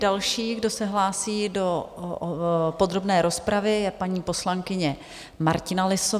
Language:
Czech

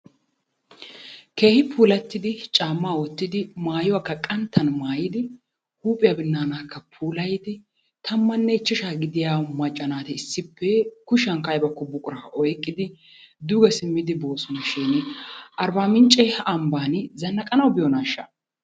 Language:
Wolaytta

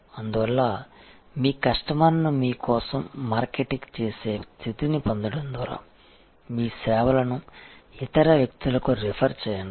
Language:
Telugu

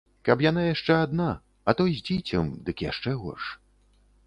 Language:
Belarusian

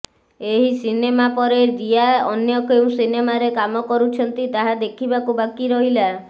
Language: Odia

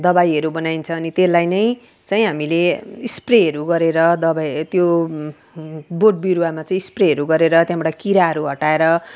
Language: Nepali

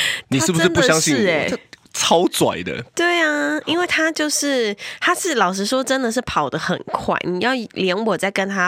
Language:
Chinese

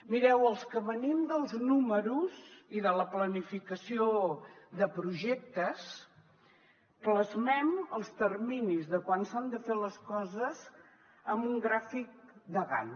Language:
Catalan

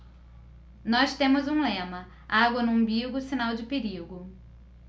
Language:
Portuguese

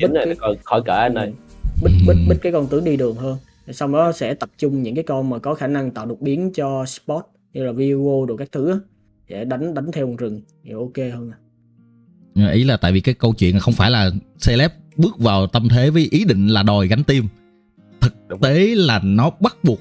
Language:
Vietnamese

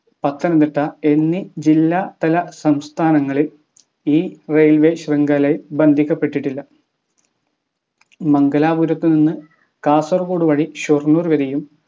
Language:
Malayalam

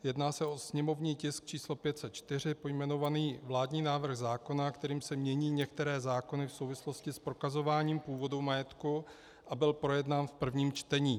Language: Czech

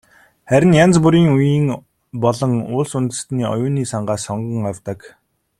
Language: Mongolian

